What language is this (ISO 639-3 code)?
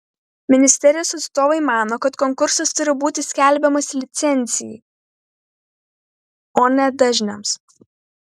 lit